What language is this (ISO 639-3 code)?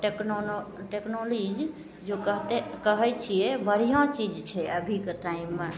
mai